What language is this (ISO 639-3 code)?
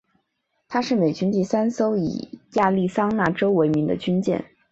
zho